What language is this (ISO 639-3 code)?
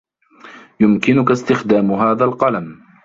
ara